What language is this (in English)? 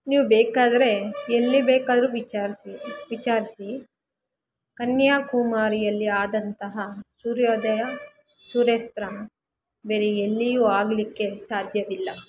Kannada